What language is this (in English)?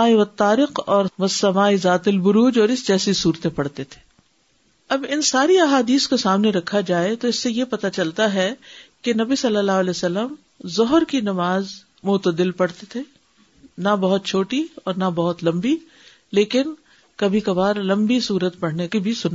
Urdu